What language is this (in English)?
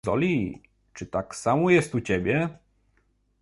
Polish